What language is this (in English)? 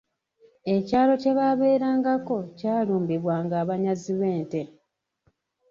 Ganda